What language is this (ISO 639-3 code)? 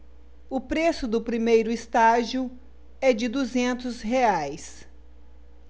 por